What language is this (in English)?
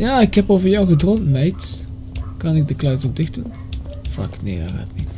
Dutch